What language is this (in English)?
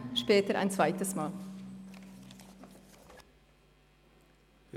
Swiss German